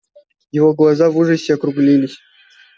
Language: Russian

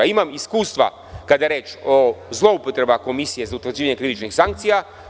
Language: Serbian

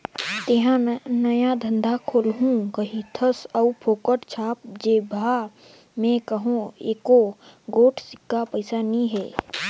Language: Chhattisgarhi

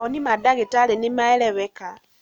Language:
Kikuyu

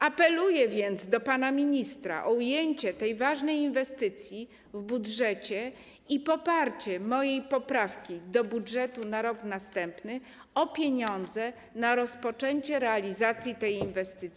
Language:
Polish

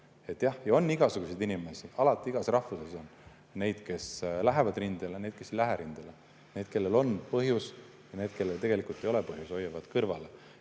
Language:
Estonian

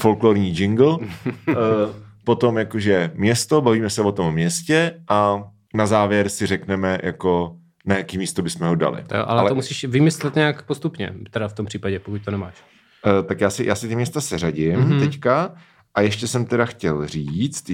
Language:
Czech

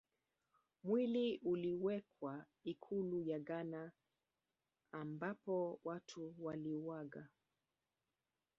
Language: Swahili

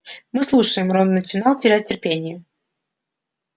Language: Russian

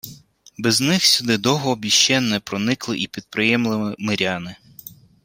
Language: Ukrainian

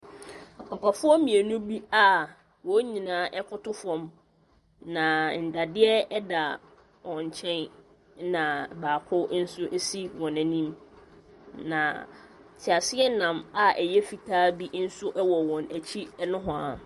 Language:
Akan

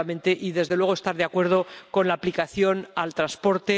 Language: Spanish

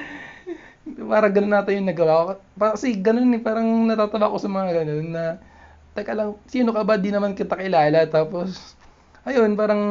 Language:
Filipino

